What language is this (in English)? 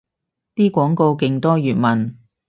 Cantonese